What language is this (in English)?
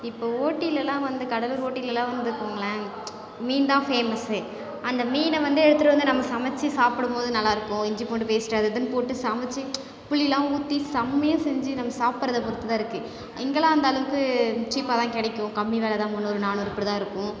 Tamil